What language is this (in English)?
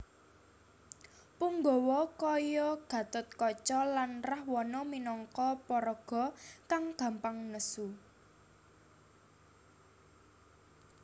Javanese